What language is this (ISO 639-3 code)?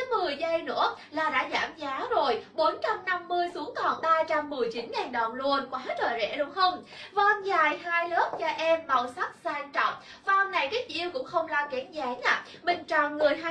vie